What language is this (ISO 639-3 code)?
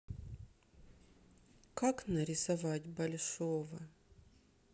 rus